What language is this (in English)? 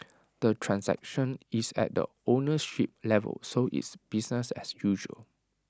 English